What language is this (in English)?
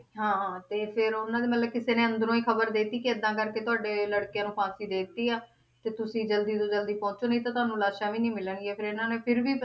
Punjabi